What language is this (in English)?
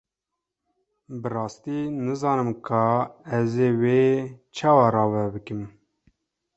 Kurdish